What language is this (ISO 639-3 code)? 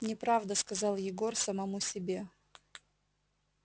rus